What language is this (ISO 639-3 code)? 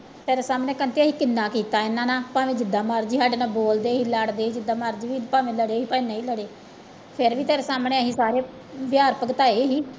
pan